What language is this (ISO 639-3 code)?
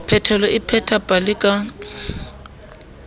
sot